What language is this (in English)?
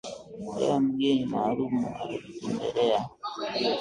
Swahili